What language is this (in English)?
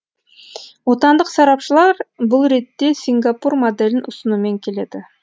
Kazakh